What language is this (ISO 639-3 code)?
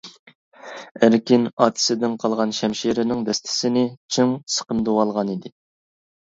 uig